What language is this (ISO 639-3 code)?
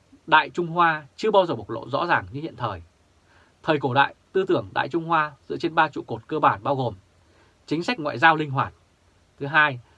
vie